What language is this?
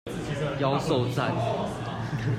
Chinese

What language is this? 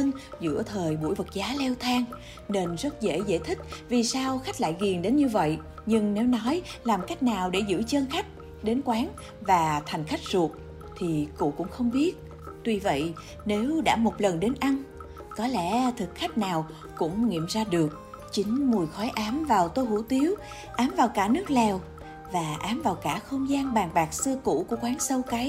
Vietnamese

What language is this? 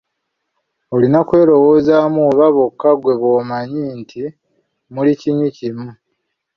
Ganda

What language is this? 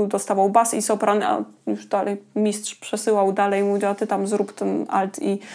Polish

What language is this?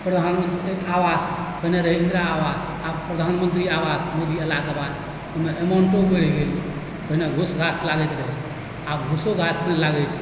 Maithili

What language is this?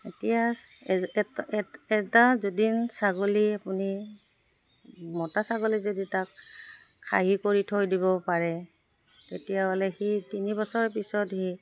Assamese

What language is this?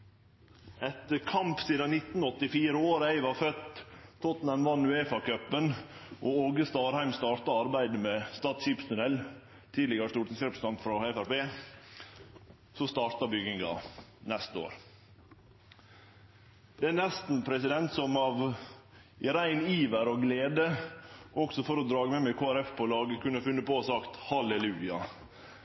Norwegian Nynorsk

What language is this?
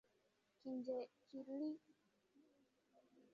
Swahili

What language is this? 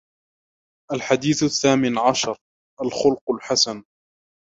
Arabic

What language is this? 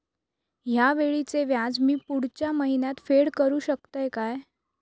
Marathi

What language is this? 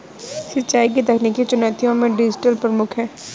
Hindi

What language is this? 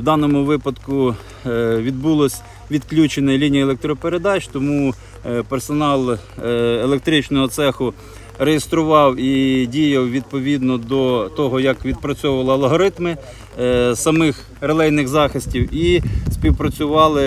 Ukrainian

